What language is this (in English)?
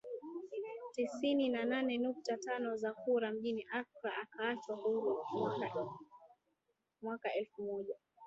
Swahili